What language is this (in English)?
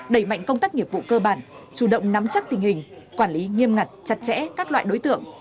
Vietnamese